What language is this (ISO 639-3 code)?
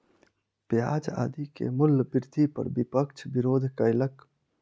mai